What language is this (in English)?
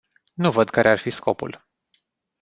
Romanian